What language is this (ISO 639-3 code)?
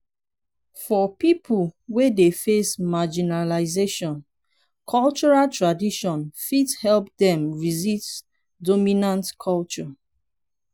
pcm